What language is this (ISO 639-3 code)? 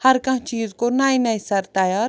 kas